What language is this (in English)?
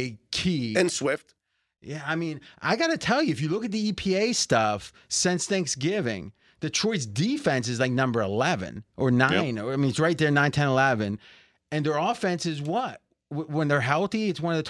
English